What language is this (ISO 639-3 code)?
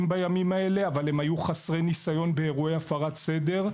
heb